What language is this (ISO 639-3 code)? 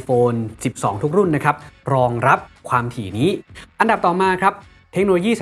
tha